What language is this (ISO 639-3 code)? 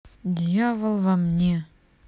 rus